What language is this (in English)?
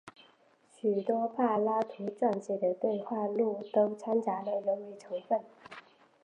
Chinese